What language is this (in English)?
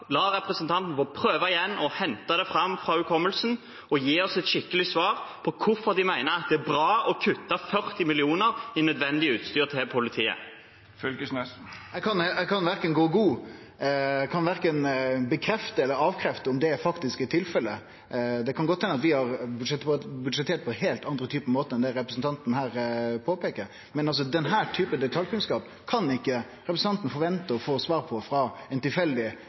Norwegian